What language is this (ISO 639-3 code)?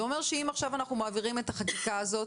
heb